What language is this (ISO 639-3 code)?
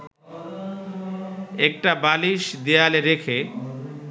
ben